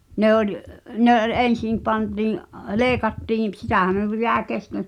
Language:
Finnish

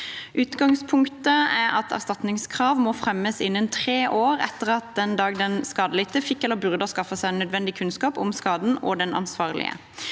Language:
Norwegian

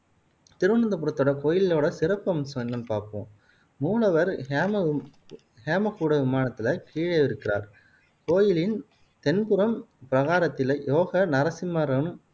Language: Tamil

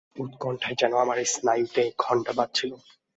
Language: Bangla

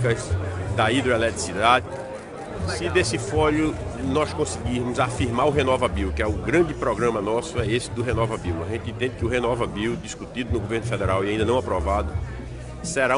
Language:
Portuguese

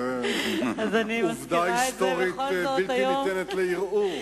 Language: Hebrew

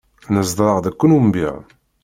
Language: Kabyle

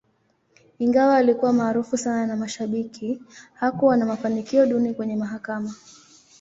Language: Swahili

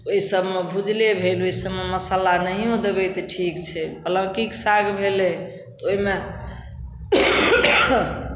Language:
Maithili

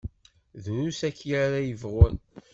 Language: Kabyle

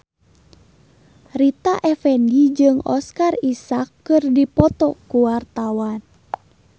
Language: Sundanese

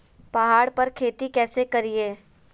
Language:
Magahi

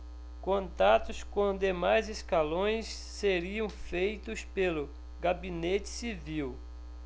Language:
Portuguese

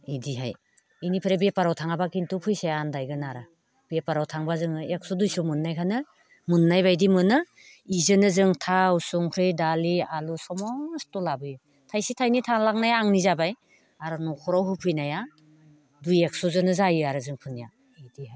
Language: Bodo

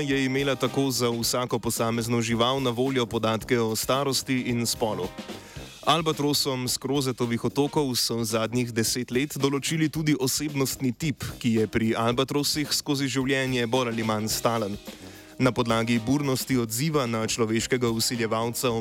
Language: Croatian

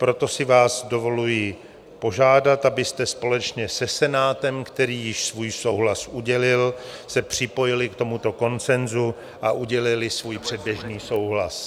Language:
Czech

